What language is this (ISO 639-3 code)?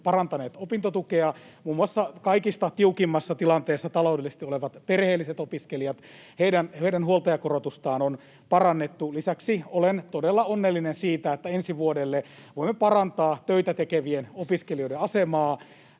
fin